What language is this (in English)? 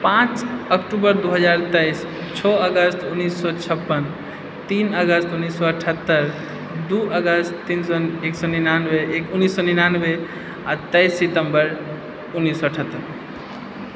Maithili